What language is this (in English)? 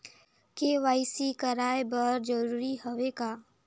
Chhattisgarhi